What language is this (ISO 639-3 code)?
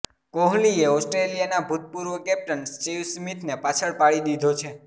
guj